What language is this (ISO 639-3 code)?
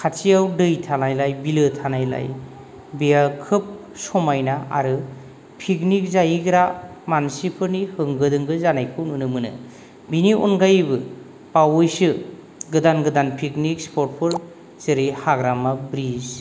brx